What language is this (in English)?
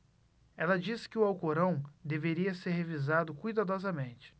Portuguese